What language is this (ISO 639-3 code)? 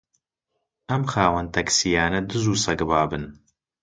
ckb